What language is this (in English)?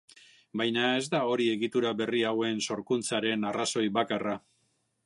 Basque